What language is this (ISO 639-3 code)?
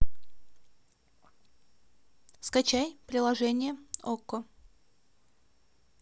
rus